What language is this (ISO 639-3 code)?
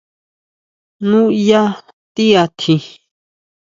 mau